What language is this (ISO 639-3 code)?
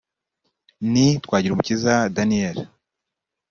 kin